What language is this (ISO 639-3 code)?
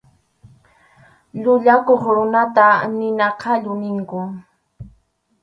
qxu